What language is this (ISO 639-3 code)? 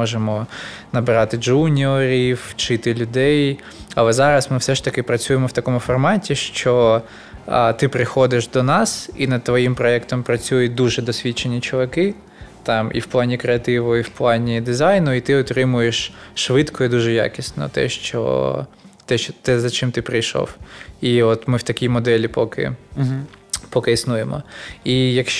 ukr